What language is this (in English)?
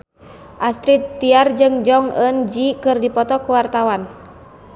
Sundanese